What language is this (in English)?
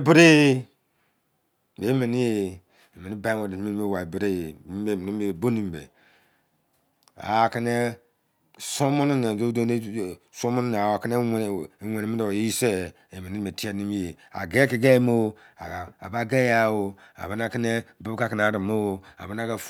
Izon